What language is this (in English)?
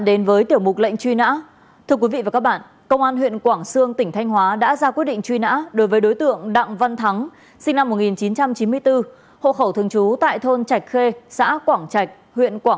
Vietnamese